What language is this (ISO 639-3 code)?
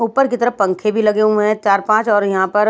hin